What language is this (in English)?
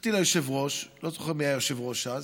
Hebrew